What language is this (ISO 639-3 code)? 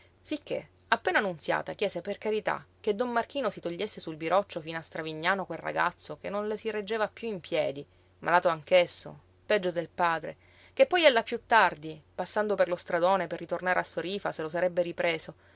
ita